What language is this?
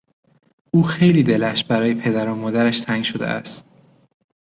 Persian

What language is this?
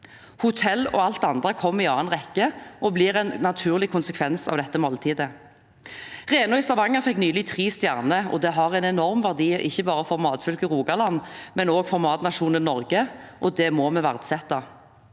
Norwegian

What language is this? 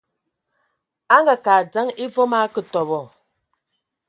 Ewondo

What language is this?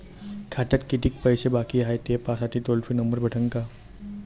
Marathi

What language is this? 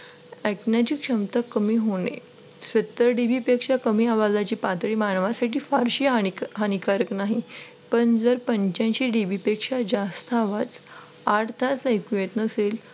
Marathi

